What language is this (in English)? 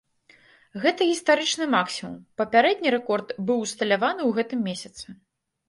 Belarusian